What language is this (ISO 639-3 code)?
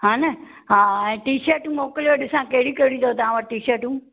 snd